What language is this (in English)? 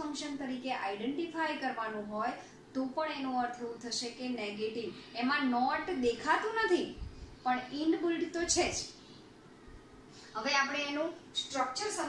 Hindi